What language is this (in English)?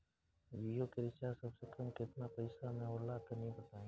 Bhojpuri